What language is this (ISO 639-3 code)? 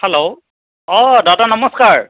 asm